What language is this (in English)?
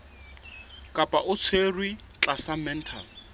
Southern Sotho